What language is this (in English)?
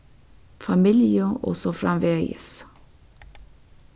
Faroese